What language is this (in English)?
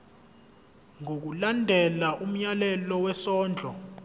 Zulu